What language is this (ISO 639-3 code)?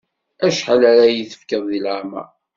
kab